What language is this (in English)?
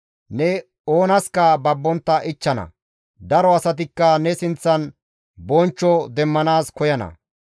Gamo